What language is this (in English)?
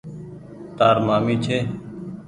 Goaria